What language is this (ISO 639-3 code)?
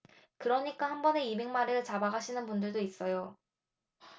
kor